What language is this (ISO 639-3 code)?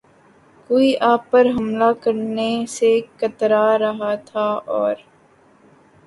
urd